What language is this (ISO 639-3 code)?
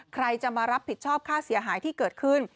tha